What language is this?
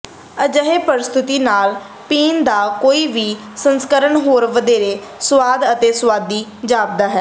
Punjabi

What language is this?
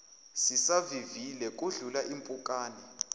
Zulu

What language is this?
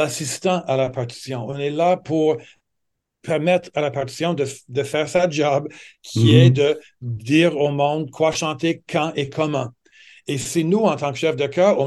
French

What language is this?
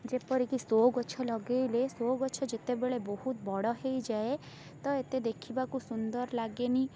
Odia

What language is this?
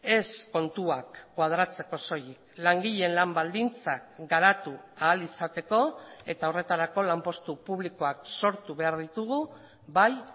Basque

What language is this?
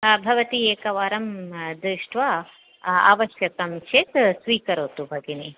Sanskrit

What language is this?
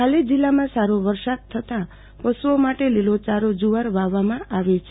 Gujarati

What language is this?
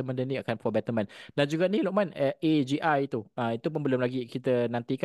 Malay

